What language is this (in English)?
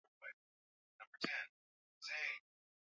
Swahili